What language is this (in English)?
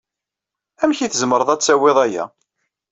Kabyle